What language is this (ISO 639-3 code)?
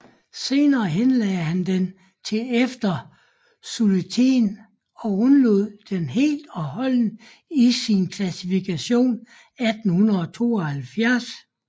dan